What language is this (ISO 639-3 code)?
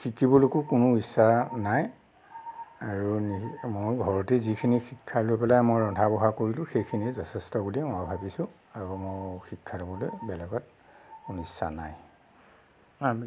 asm